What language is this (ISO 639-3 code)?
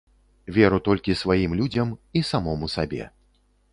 bel